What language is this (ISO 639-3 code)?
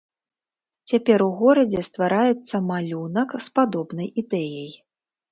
bel